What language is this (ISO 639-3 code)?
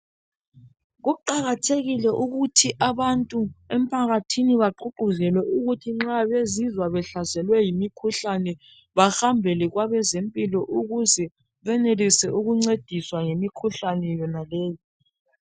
nde